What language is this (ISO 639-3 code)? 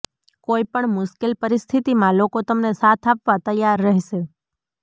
guj